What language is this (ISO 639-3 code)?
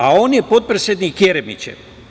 srp